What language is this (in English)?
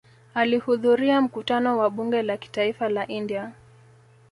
Swahili